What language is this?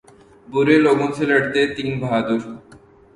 Urdu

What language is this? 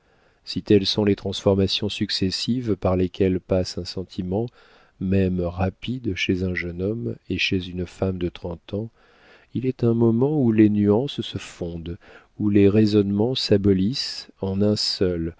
French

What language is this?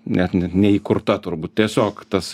Lithuanian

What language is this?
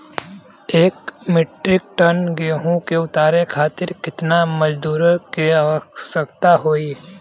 Bhojpuri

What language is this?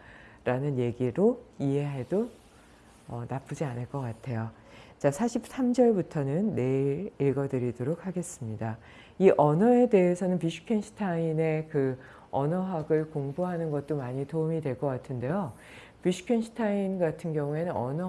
Korean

